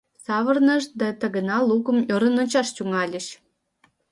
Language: Mari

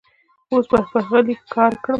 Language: Pashto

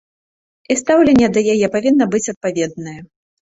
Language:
Belarusian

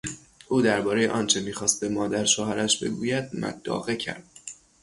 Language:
Persian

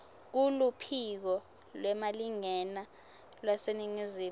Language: Swati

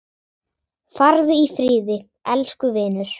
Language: Icelandic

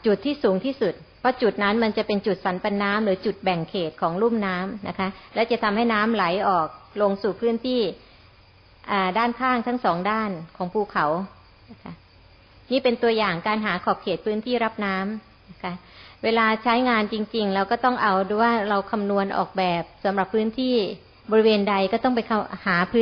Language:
Thai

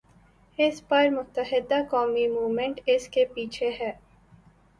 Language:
Urdu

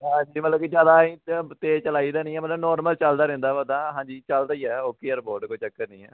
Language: Punjabi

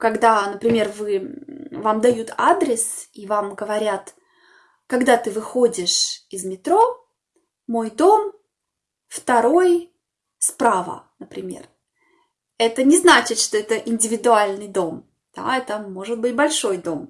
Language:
Russian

